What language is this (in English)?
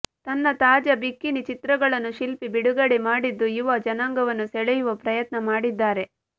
Kannada